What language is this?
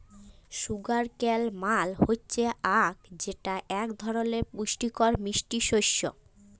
Bangla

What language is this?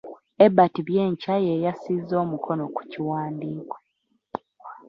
Ganda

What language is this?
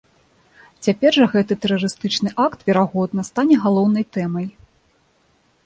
Belarusian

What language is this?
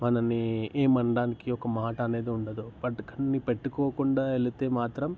Telugu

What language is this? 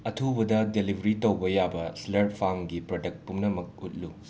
Manipuri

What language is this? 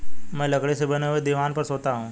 Hindi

